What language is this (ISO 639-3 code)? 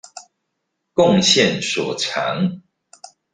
zho